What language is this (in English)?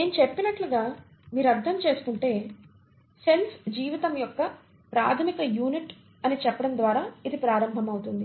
Telugu